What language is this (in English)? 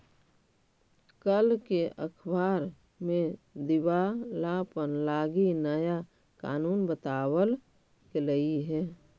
Magahi